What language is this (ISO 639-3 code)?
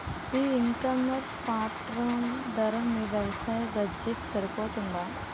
tel